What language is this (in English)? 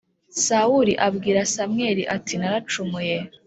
Kinyarwanda